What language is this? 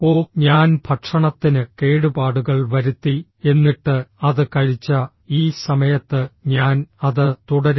Malayalam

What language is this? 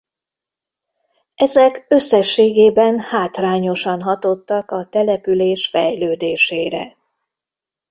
Hungarian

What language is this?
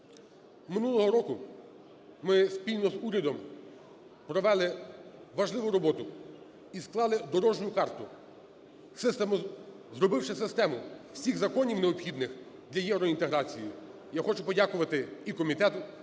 Ukrainian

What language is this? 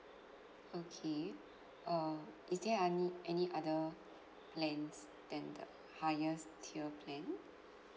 English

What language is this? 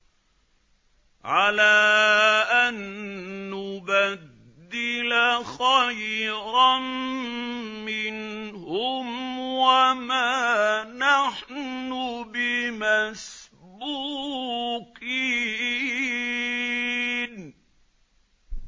Arabic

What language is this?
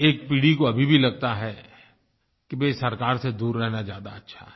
Hindi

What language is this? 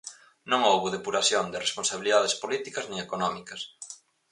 Galician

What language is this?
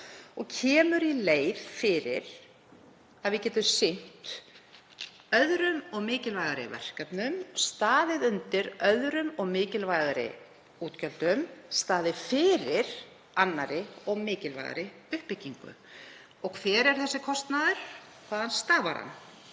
Icelandic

